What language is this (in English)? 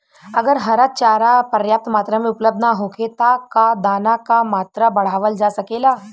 Bhojpuri